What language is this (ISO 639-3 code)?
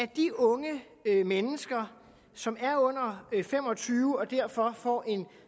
dan